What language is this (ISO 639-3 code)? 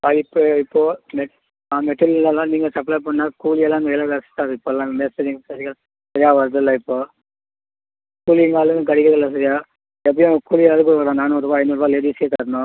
tam